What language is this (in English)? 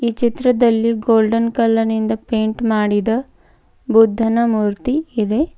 Kannada